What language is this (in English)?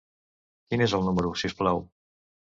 Catalan